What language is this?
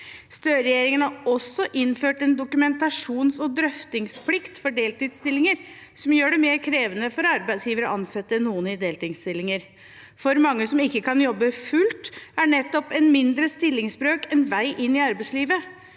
Norwegian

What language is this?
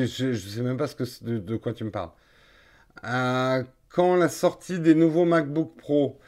French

